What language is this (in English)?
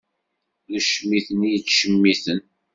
Kabyle